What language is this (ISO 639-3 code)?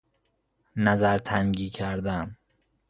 fas